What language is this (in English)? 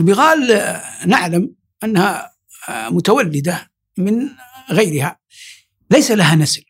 Arabic